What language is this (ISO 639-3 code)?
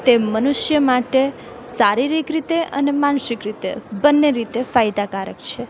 guj